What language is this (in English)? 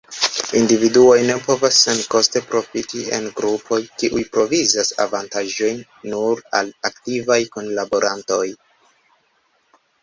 Esperanto